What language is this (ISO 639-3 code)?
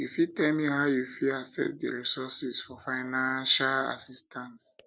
pcm